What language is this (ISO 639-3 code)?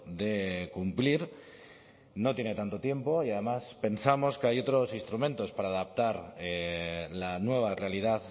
spa